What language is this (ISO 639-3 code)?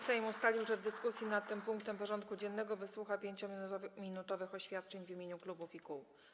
pol